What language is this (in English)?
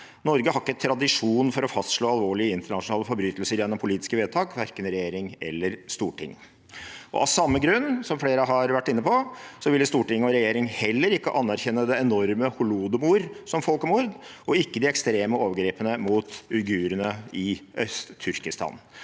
Norwegian